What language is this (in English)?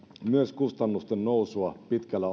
Finnish